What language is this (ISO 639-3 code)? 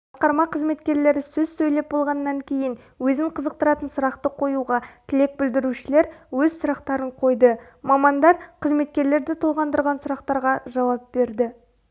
kaz